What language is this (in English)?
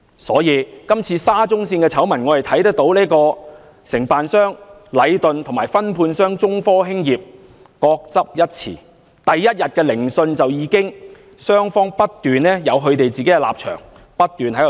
Cantonese